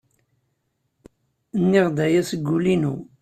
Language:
Kabyle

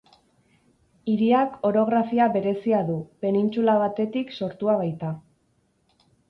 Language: Basque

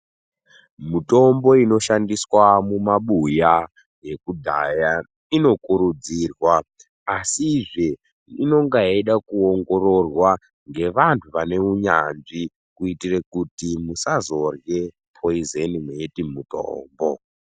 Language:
Ndau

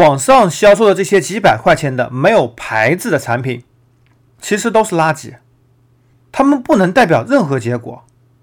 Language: Chinese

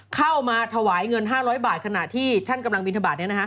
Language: Thai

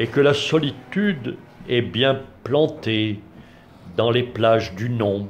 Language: French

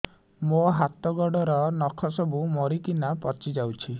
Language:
Odia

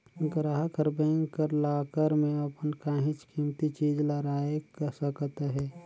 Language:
Chhattisgarhi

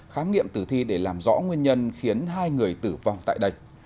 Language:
Vietnamese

